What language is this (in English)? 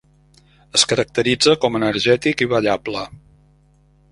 Catalan